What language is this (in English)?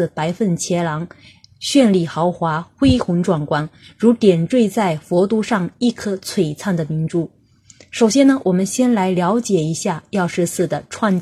Chinese